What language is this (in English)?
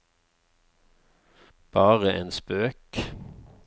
Norwegian